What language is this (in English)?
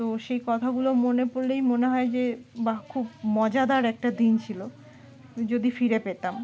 Bangla